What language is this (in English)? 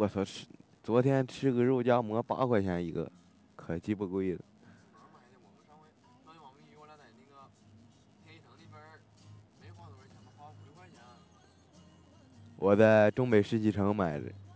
Chinese